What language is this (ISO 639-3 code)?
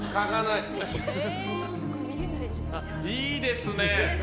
jpn